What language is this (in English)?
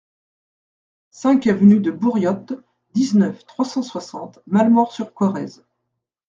French